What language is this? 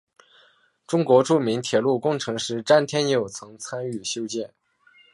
Chinese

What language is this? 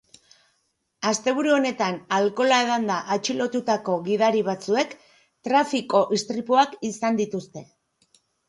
Basque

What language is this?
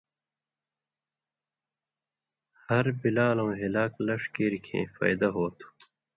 Indus Kohistani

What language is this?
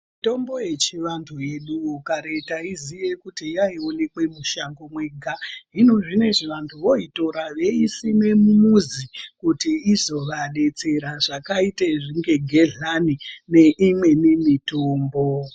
Ndau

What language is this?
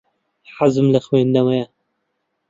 Central Kurdish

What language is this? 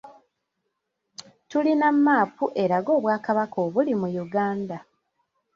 Ganda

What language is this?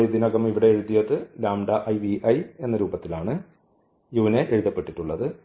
Malayalam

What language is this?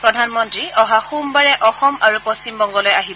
Assamese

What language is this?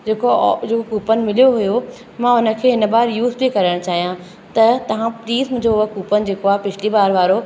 Sindhi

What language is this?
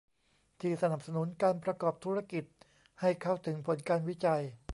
Thai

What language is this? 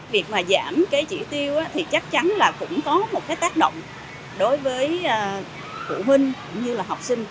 Vietnamese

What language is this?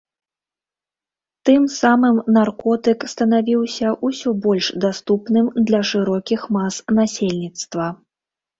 Belarusian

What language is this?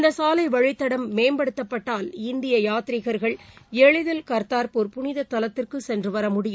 Tamil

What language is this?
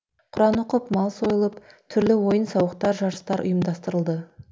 Kazakh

